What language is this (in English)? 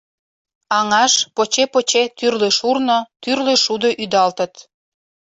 Mari